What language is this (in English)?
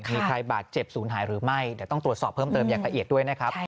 Thai